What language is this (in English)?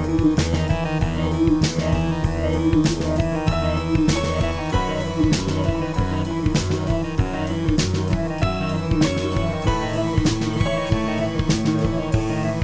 Chinese